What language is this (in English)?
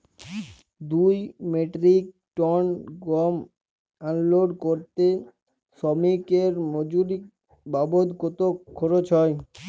Bangla